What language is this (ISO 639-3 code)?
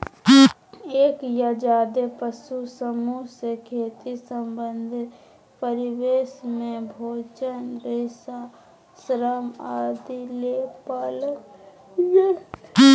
mag